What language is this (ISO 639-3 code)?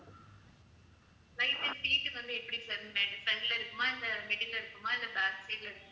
tam